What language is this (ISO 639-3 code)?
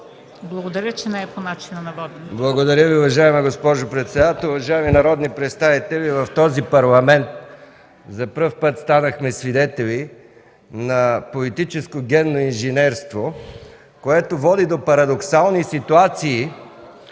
bul